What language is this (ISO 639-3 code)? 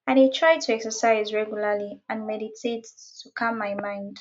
pcm